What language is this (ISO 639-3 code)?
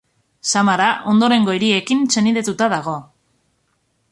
eus